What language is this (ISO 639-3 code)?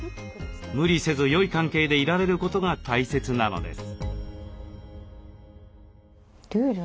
jpn